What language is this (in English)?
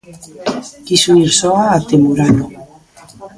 Galician